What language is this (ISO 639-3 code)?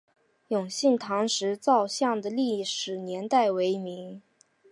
zho